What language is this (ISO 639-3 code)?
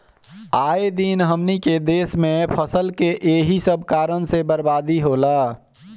bho